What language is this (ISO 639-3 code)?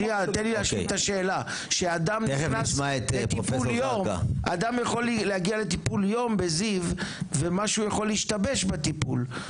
heb